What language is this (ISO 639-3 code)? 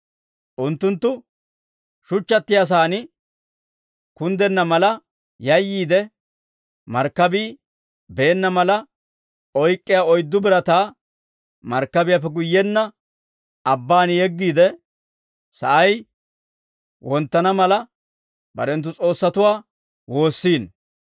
dwr